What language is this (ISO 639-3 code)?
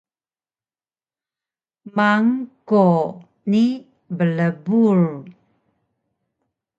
trv